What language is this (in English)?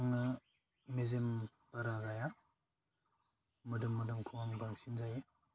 Bodo